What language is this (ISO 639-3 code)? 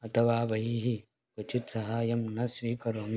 san